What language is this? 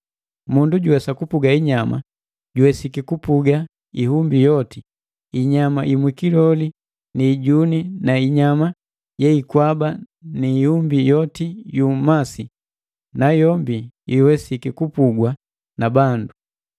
Matengo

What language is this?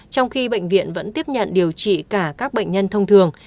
Vietnamese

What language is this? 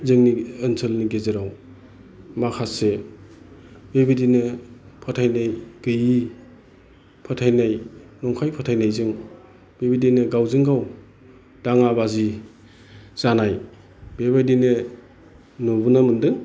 Bodo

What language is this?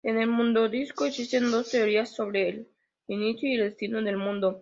Spanish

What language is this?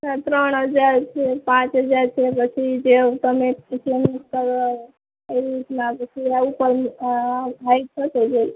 Gujarati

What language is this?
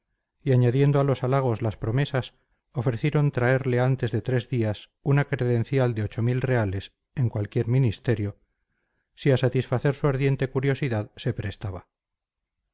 Spanish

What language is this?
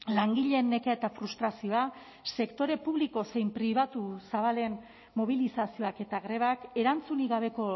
Basque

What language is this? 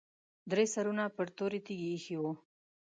Pashto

